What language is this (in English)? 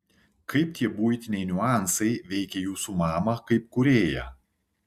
Lithuanian